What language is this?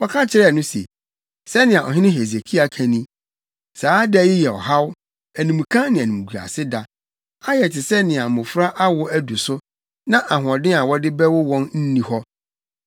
Akan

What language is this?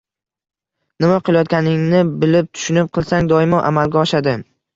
Uzbek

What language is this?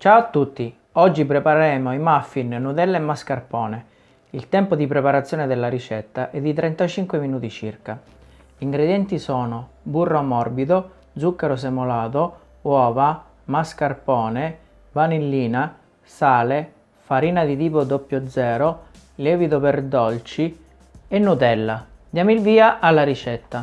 Italian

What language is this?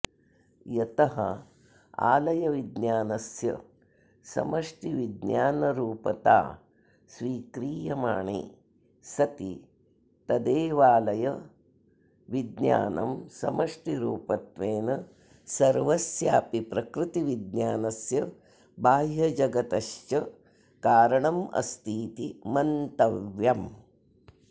Sanskrit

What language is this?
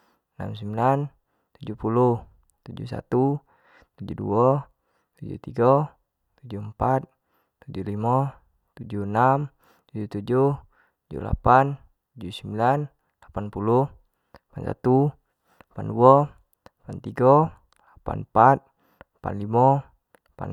Jambi Malay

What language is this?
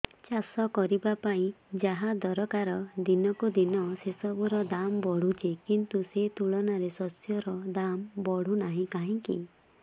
Odia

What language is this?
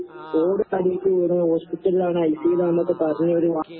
Malayalam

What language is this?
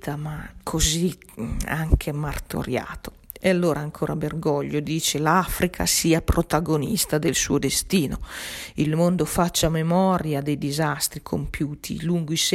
Italian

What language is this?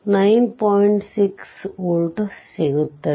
Kannada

